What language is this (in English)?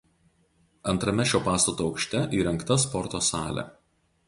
Lithuanian